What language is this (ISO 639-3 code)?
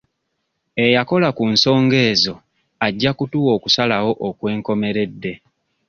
lug